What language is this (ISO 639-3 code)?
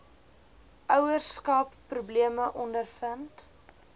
afr